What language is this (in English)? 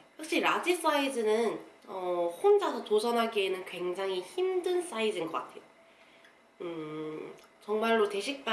Korean